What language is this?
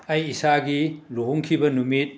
Manipuri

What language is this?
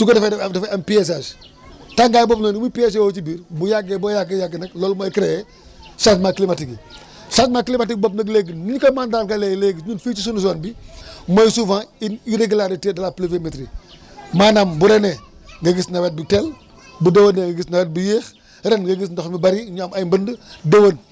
Wolof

